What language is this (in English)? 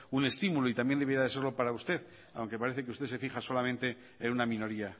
Spanish